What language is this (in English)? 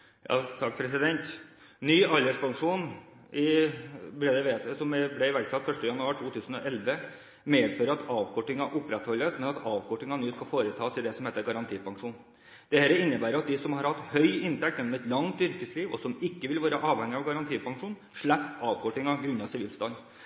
Norwegian Bokmål